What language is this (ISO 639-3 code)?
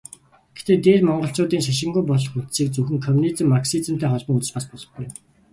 mon